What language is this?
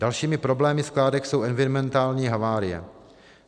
Czech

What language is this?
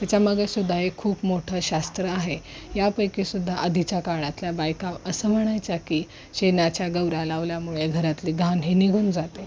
Marathi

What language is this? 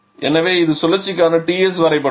Tamil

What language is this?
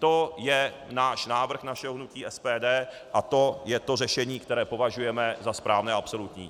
Czech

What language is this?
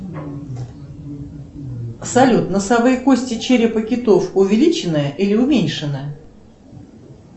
Russian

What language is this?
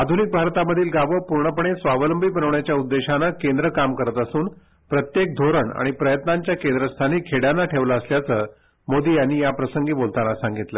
Marathi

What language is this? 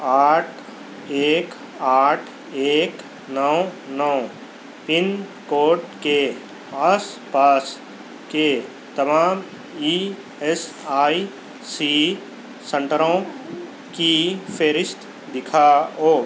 Urdu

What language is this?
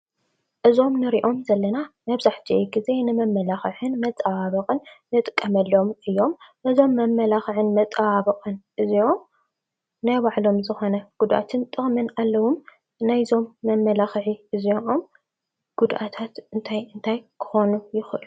Tigrinya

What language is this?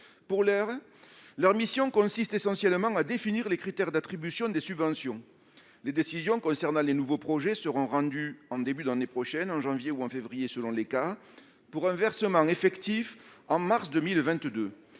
French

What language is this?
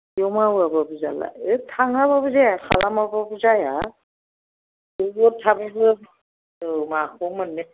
Bodo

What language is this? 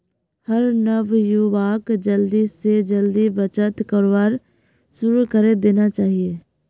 Magahi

